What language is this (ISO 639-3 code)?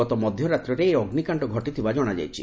ori